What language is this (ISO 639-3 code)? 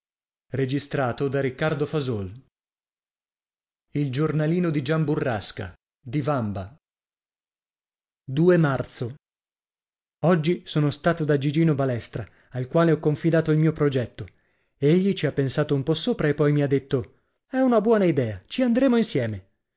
ita